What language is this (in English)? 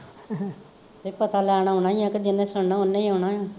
Punjabi